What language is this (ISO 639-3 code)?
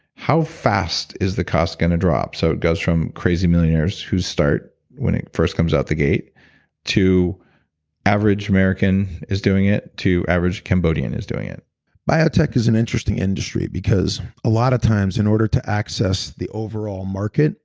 eng